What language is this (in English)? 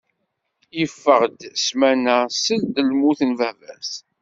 Kabyle